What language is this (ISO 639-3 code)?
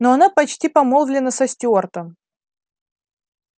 rus